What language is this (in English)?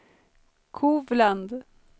Swedish